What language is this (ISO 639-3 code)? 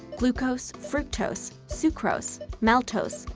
eng